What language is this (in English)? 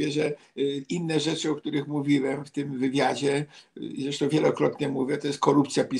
Polish